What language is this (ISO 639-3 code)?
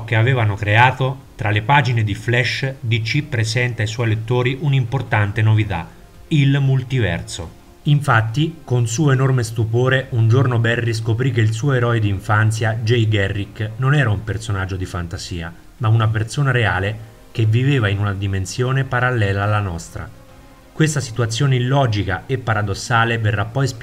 ita